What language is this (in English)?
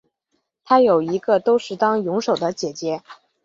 Chinese